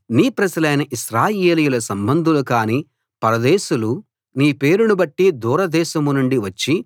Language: Telugu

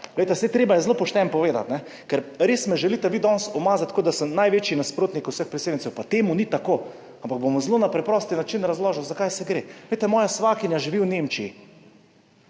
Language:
Slovenian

